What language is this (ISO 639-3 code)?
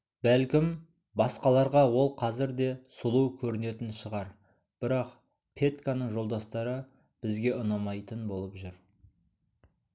kaz